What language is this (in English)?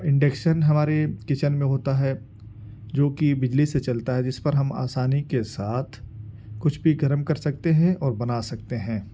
Urdu